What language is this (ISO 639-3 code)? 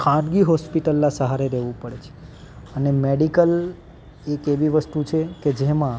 guj